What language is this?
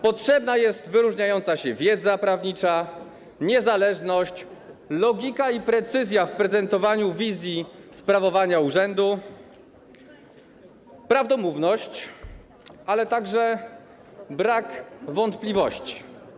Polish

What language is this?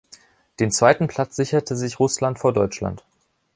German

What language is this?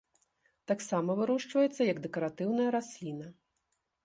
Belarusian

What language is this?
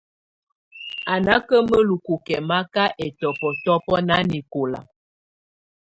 Tunen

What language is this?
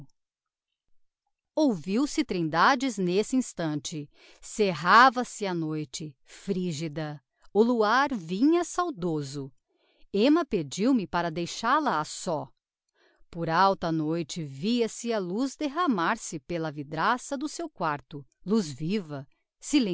Portuguese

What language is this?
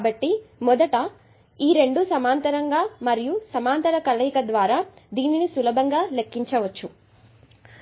Telugu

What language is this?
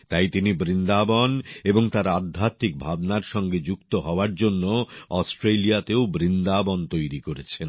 Bangla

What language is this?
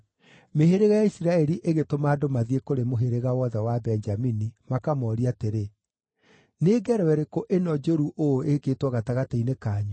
Kikuyu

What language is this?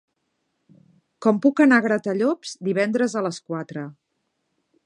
Catalan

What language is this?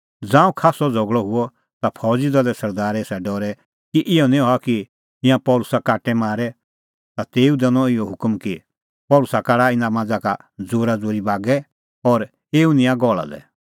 Kullu Pahari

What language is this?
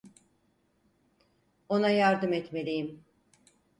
Turkish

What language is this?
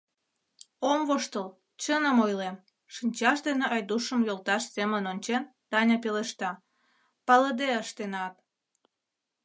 Mari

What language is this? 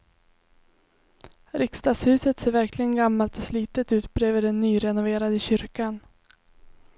Swedish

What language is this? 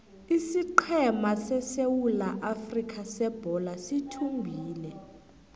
South Ndebele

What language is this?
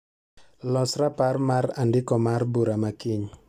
Luo (Kenya and Tanzania)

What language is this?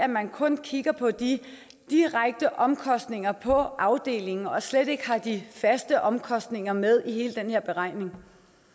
Danish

